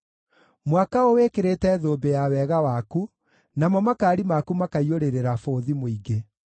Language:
Kikuyu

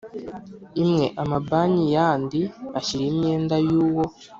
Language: Kinyarwanda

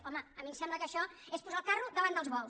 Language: Catalan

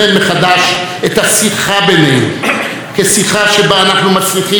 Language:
Hebrew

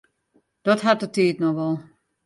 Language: Western Frisian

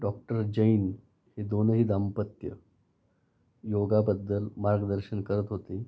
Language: Marathi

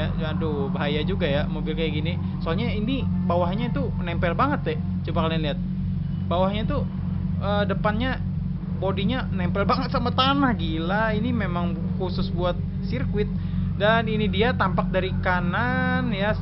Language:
Indonesian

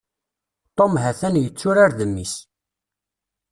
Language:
Kabyle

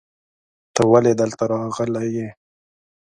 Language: Pashto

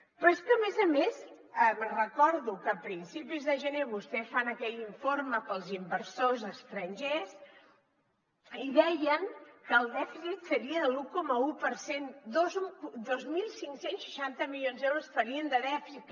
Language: Catalan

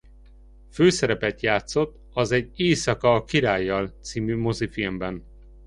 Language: Hungarian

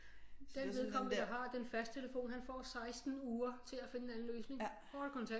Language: Danish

